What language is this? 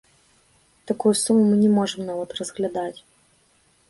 Belarusian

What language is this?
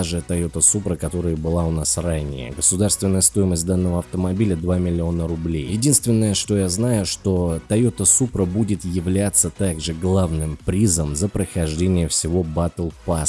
Russian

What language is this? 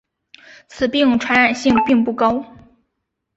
Chinese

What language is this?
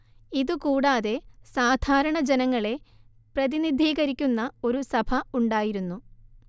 Malayalam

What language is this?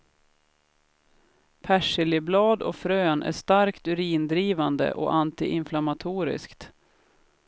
Swedish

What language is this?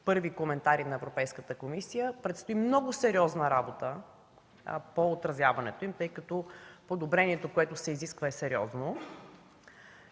Bulgarian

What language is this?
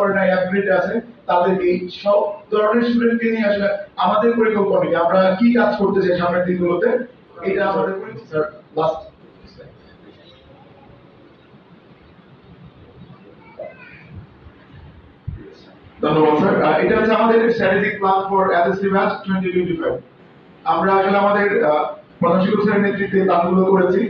Bangla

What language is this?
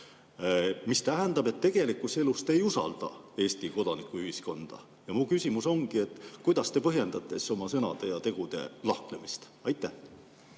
Estonian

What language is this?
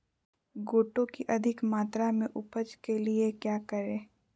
Magahi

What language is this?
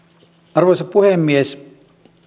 Finnish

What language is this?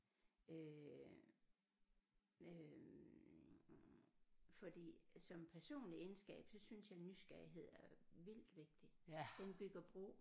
Danish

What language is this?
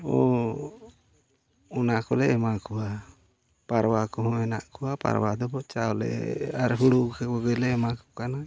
Santali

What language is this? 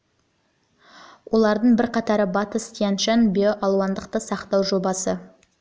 Kazakh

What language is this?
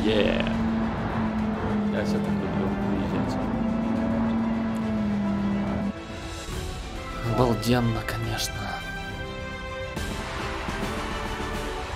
Russian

